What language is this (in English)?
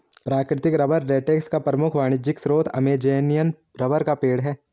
Hindi